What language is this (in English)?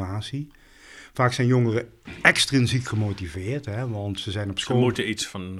Dutch